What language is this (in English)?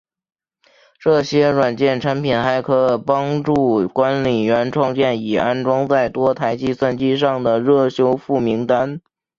Chinese